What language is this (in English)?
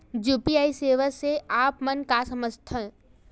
Chhattisgarhi